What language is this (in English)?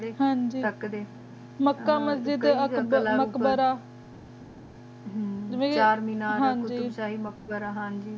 Punjabi